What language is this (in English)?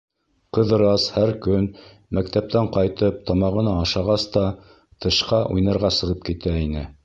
Bashkir